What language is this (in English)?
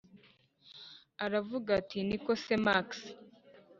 Kinyarwanda